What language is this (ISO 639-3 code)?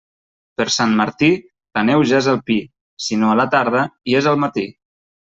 cat